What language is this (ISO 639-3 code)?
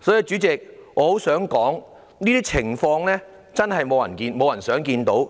yue